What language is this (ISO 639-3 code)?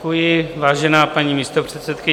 ces